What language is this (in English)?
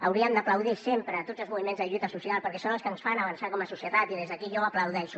Catalan